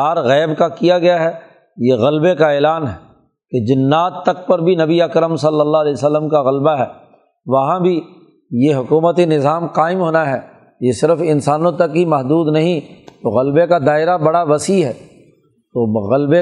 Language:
Urdu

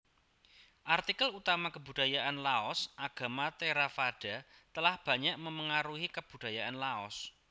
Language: Javanese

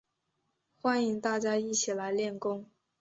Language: Chinese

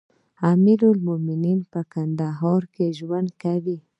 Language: Pashto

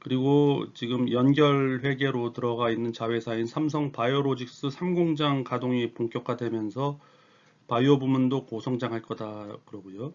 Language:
Korean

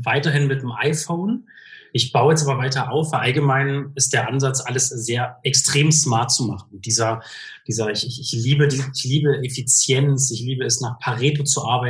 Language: German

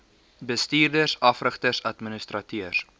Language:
Afrikaans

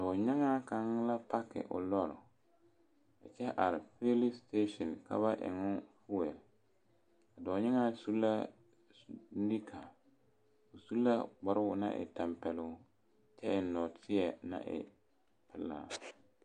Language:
Southern Dagaare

